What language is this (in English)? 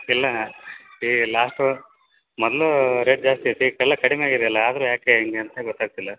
Kannada